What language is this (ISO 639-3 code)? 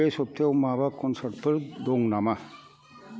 brx